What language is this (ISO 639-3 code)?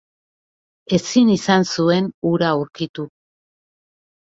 eus